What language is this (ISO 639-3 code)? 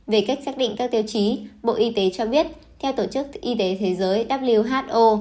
vie